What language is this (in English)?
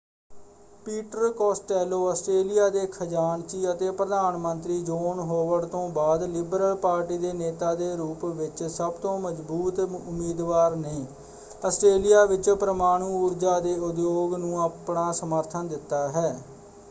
Punjabi